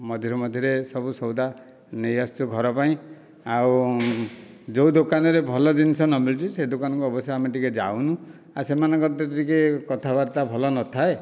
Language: Odia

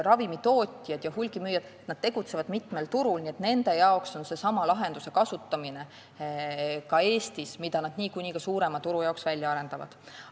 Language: Estonian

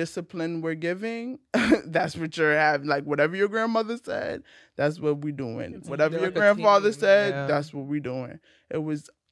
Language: English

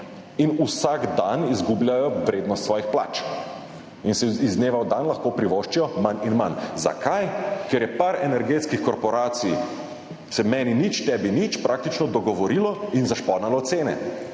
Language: Slovenian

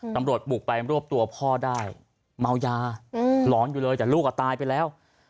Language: Thai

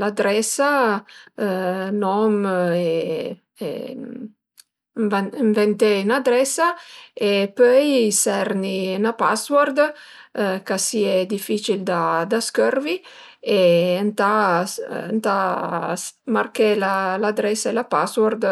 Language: Piedmontese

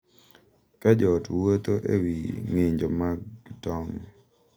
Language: Luo (Kenya and Tanzania)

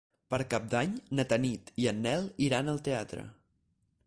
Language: Catalan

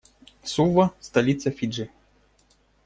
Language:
Russian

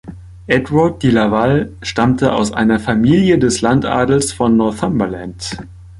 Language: German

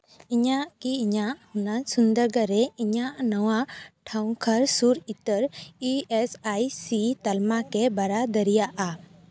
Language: Santali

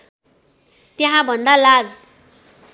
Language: Nepali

